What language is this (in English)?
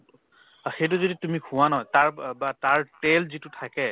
Assamese